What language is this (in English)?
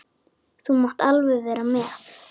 Icelandic